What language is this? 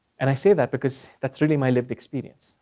English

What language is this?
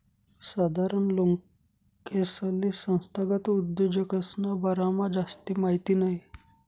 Marathi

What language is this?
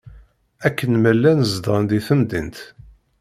Kabyle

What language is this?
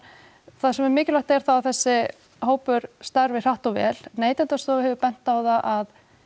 Icelandic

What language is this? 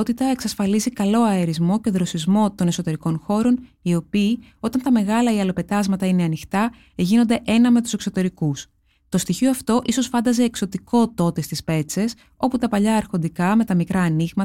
Greek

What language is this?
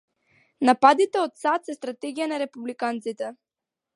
Macedonian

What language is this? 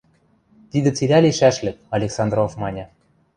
Western Mari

